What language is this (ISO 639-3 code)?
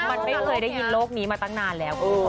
tha